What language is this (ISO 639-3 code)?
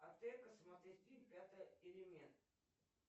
rus